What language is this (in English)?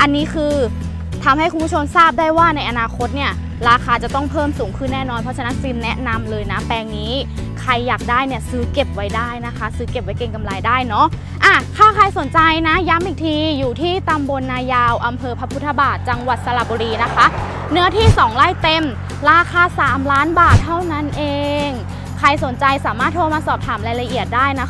Thai